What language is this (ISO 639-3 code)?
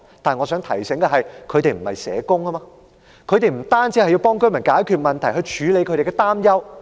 yue